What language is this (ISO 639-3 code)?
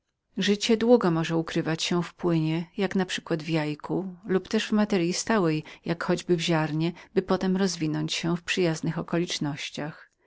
pol